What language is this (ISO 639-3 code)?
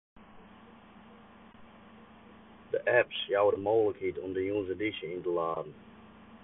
fry